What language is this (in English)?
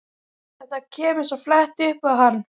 Icelandic